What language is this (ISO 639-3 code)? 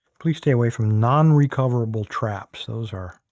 eng